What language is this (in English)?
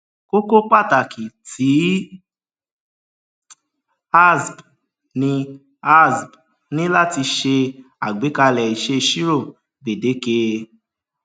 Yoruba